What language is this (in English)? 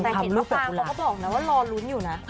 Thai